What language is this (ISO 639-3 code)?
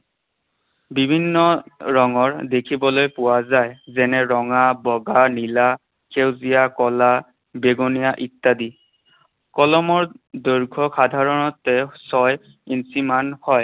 asm